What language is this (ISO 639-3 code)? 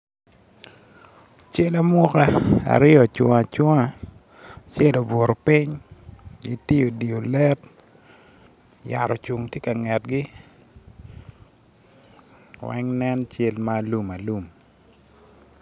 ach